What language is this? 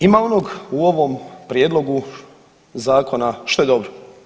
Croatian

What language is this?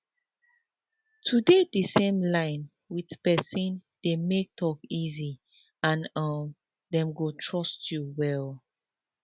Nigerian Pidgin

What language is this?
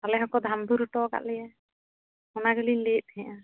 Santali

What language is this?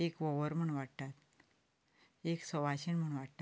Konkani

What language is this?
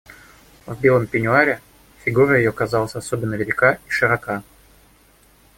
Russian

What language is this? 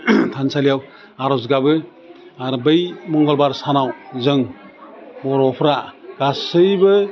Bodo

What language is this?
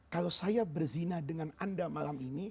Indonesian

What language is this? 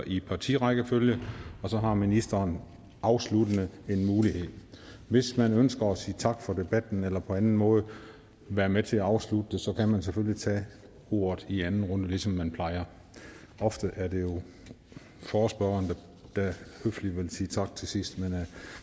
Danish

